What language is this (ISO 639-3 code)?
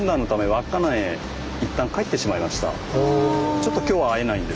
jpn